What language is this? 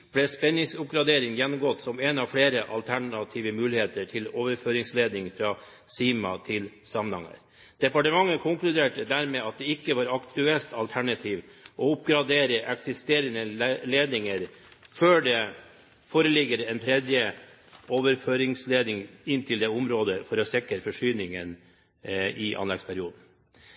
Norwegian Bokmål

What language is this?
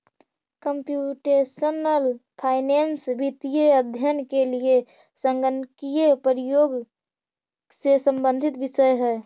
Magahi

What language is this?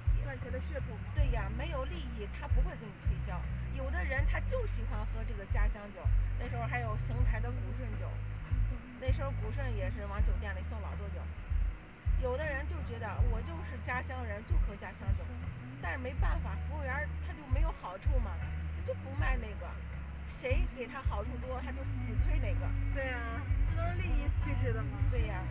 Chinese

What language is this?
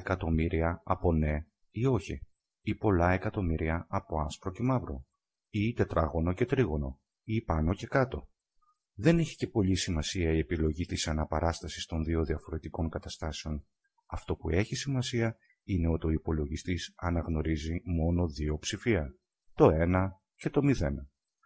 Greek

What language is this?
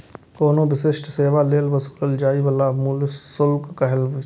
Maithili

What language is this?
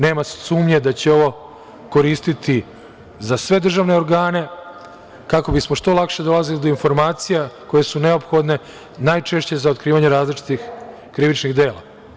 Serbian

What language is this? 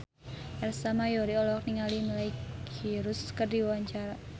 Sundanese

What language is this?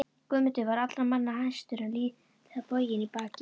Icelandic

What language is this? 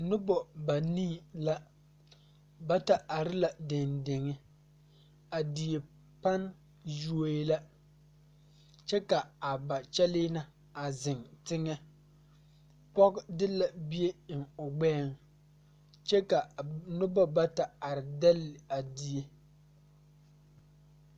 Southern Dagaare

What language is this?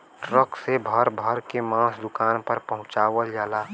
Bhojpuri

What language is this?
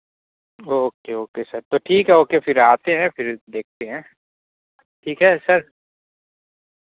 Urdu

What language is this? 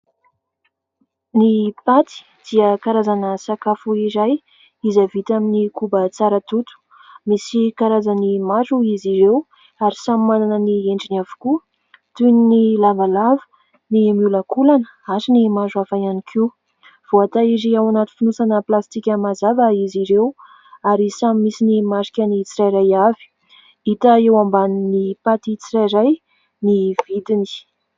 Malagasy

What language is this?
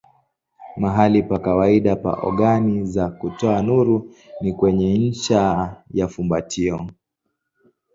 Swahili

